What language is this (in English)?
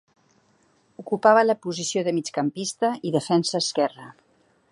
Catalan